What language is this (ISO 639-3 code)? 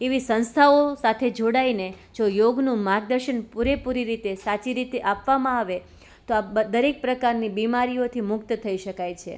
guj